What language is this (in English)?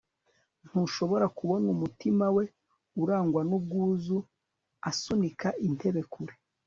Kinyarwanda